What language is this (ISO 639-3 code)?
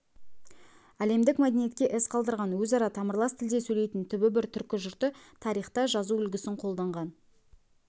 kaz